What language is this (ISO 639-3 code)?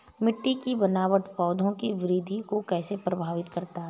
hin